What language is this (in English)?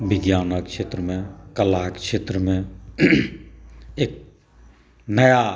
Maithili